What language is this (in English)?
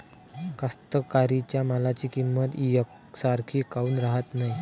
Marathi